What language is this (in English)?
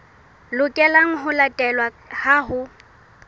Southern Sotho